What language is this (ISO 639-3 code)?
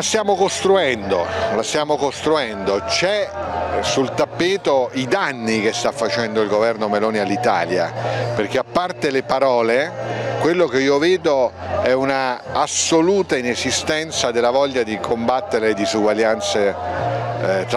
ita